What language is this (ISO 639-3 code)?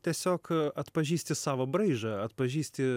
lit